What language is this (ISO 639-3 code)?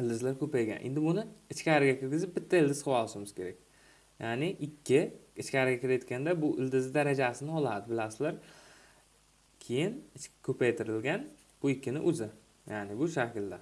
tur